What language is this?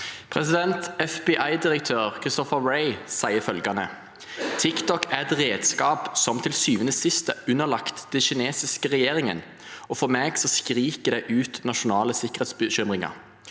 Norwegian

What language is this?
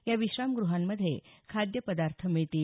Marathi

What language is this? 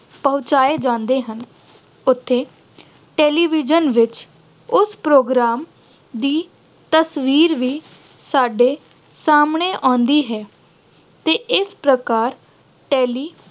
Punjabi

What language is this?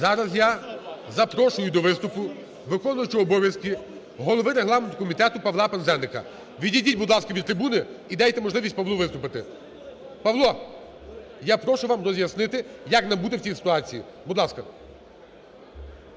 Ukrainian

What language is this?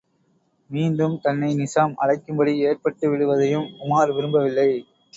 Tamil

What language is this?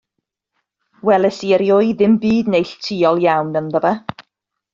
Welsh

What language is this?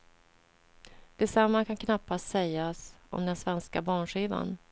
Swedish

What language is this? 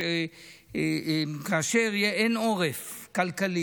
Hebrew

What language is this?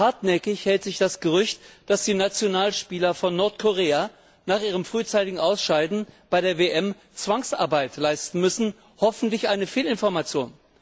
German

